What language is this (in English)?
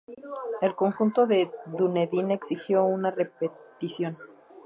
Spanish